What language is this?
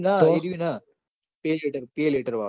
Gujarati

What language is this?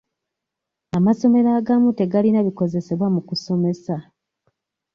Ganda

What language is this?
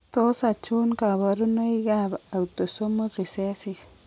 Kalenjin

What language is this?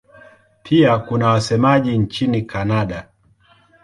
Swahili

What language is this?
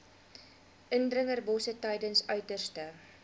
Afrikaans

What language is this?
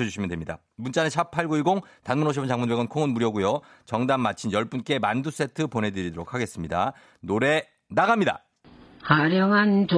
Korean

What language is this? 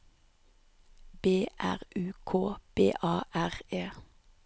Norwegian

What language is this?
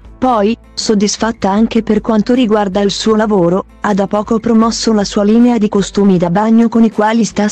Italian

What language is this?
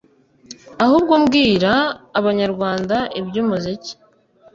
Kinyarwanda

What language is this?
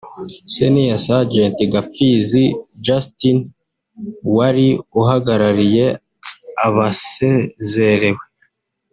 Kinyarwanda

